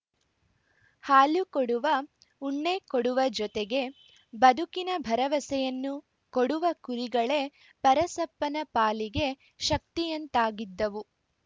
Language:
Kannada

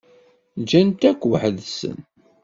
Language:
Kabyle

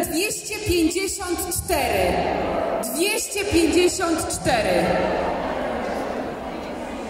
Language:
Polish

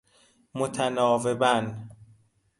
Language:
Persian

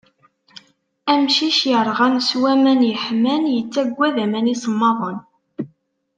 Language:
Kabyle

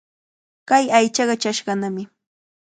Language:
Cajatambo North Lima Quechua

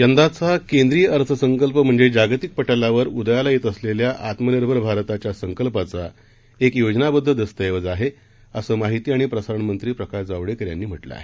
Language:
Marathi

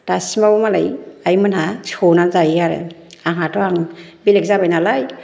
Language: Bodo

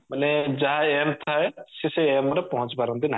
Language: Odia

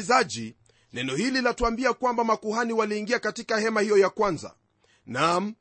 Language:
Swahili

